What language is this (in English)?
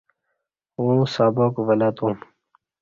Kati